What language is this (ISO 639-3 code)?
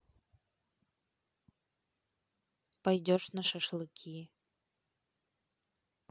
rus